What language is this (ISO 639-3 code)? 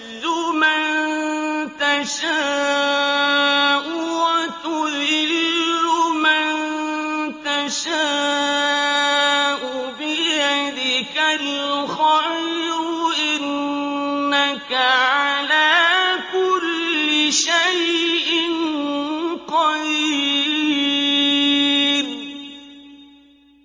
ara